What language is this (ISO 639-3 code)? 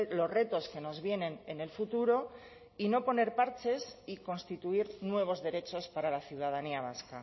spa